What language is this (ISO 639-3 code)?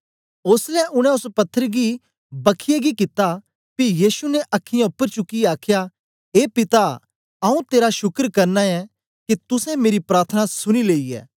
doi